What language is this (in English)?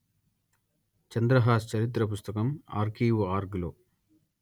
Telugu